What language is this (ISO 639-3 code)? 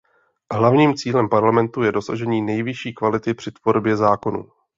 ces